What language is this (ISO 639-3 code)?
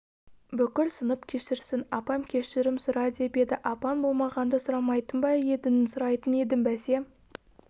kaz